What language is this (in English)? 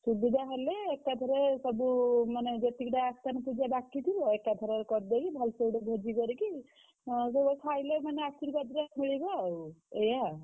Odia